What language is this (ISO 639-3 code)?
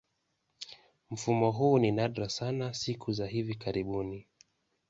swa